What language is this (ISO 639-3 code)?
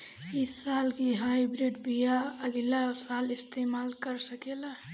bho